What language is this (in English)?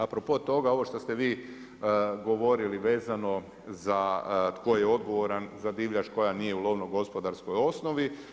Croatian